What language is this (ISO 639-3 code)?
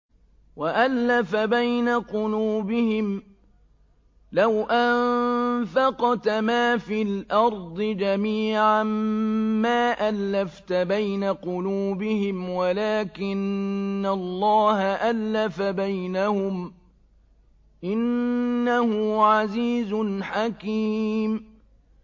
ara